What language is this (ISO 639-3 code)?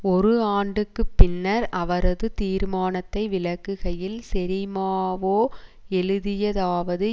tam